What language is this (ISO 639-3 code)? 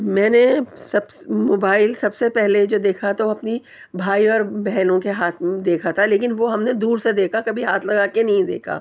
urd